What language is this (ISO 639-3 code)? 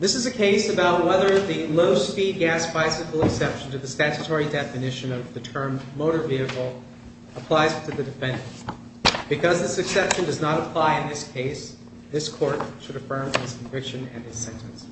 eng